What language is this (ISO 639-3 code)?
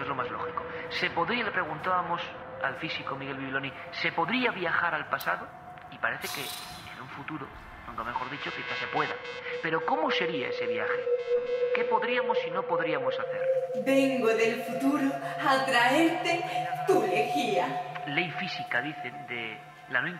spa